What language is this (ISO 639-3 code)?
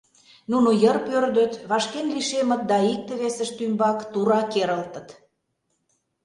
chm